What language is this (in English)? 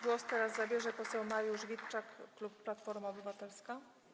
Polish